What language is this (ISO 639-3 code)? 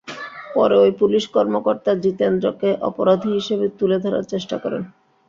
ben